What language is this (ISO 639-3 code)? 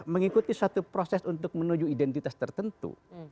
ind